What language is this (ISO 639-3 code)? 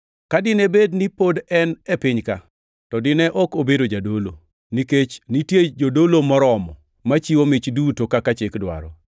luo